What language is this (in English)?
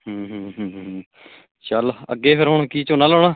Punjabi